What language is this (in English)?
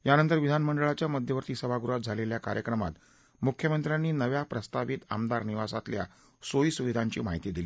Marathi